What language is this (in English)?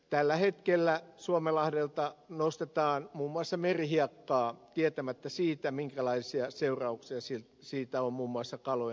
Finnish